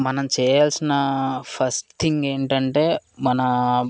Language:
Telugu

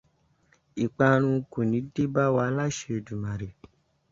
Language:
Yoruba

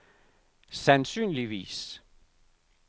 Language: Danish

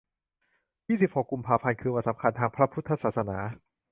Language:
Thai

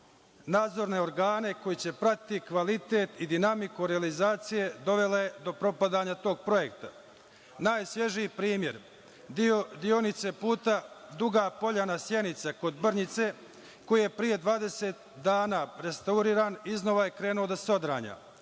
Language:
Serbian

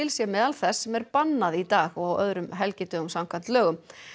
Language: Icelandic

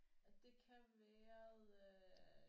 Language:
Danish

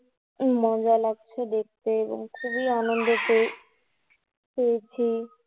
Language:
Bangla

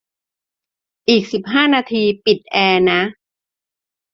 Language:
Thai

